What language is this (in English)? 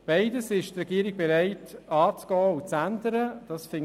Swiss German